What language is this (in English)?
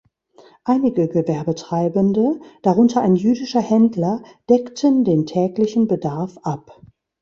German